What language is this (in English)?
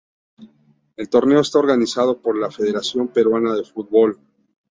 Spanish